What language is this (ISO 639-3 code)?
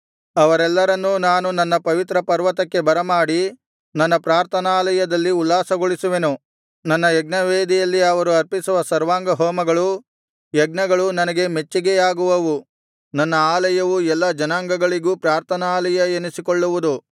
kan